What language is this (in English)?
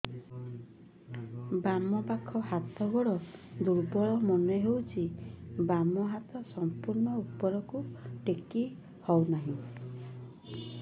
Odia